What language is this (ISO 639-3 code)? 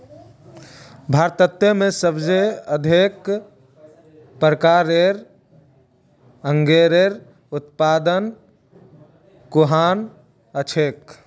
mag